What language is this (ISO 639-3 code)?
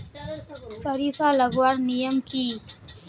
mag